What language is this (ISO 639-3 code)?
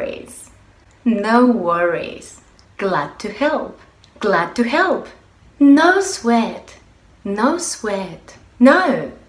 nld